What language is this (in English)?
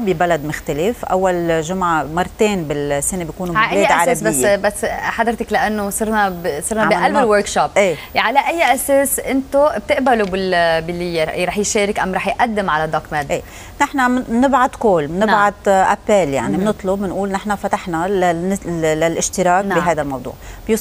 Arabic